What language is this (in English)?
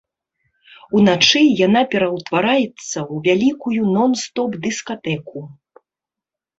Belarusian